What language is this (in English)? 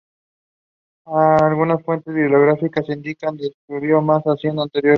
Spanish